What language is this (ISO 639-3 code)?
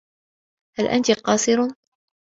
ara